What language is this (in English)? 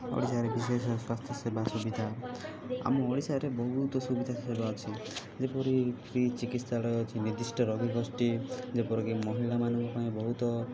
Odia